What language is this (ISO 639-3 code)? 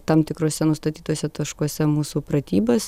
lit